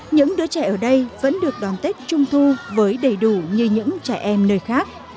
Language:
Vietnamese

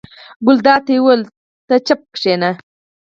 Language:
Pashto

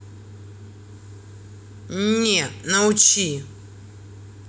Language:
Russian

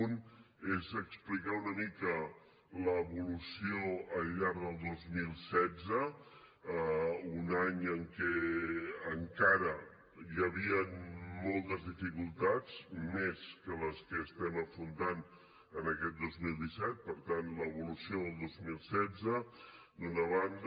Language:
Catalan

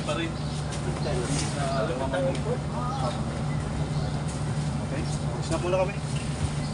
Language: Filipino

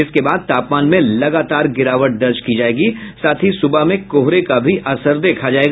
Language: Hindi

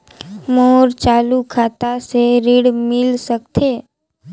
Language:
Chhattisgarhi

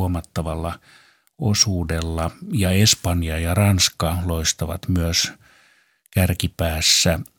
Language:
Finnish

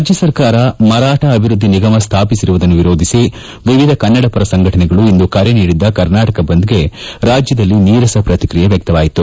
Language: Kannada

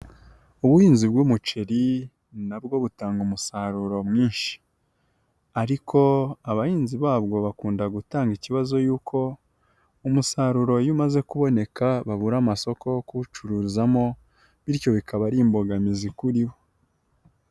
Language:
Kinyarwanda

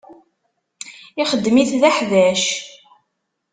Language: Kabyle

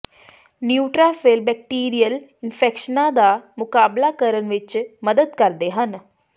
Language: Punjabi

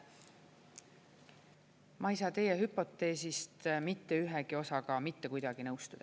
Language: Estonian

